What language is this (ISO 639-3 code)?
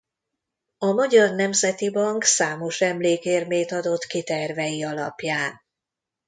hun